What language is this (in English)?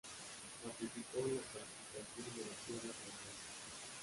Spanish